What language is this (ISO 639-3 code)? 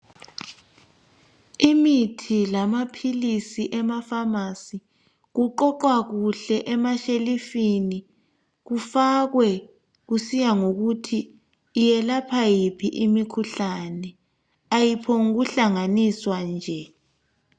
nde